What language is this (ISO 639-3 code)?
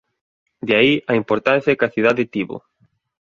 glg